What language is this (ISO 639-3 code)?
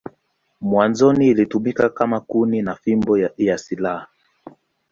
swa